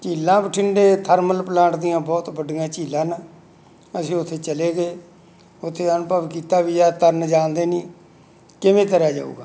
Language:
Punjabi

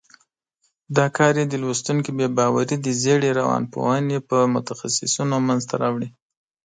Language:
Pashto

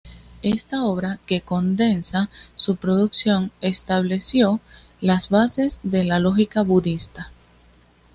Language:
Spanish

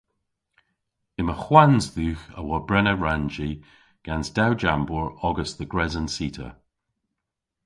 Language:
Cornish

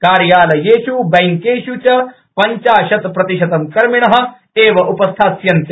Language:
Sanskrit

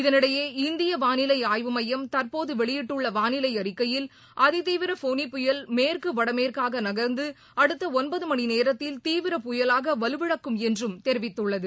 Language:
Tamil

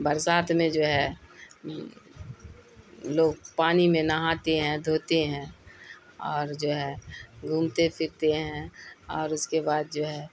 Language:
Urdu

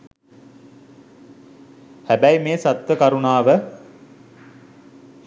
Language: Sinhala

